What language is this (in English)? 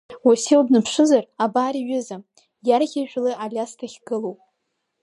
Abkhazian